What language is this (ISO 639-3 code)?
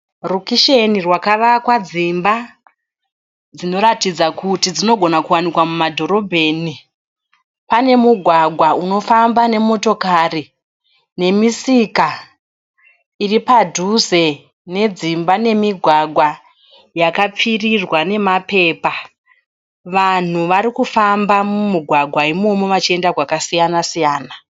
sna